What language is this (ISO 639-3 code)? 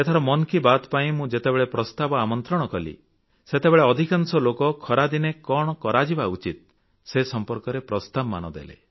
ori